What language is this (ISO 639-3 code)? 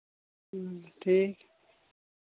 sat